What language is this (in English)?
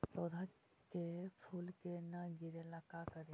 Magahi